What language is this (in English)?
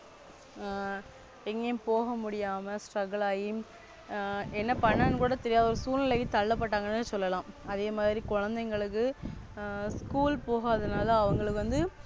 Tamil